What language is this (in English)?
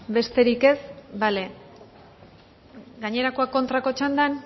Basque